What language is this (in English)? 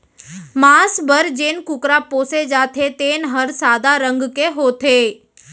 Chhattisgarhi